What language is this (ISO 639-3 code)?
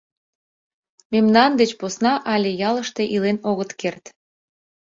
chm